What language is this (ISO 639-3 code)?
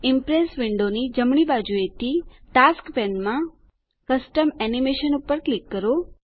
guj